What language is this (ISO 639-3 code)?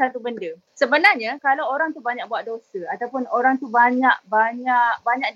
msa